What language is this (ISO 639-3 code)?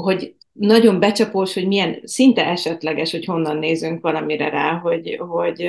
hun